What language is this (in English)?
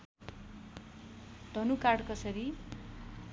Nepali